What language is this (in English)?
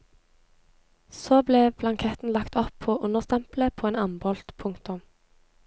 Norwegian